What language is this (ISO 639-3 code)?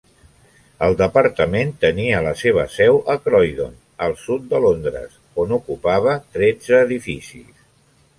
cat